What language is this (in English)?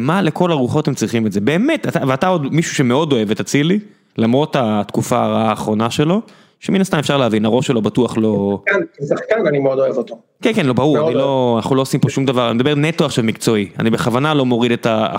Hebrew